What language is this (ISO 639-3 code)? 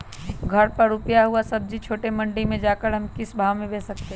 mag